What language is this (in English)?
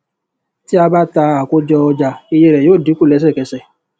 Yoruba